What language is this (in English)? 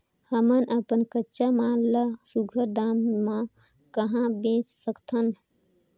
Chhattisgarhi